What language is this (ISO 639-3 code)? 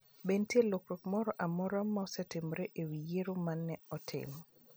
luo